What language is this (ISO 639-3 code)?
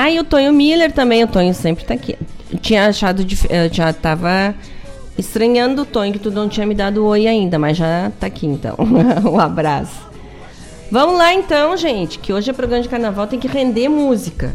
por